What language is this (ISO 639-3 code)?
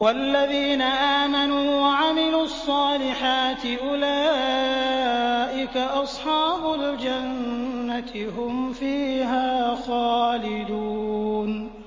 ara